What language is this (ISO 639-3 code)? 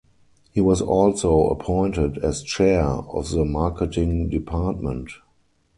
eng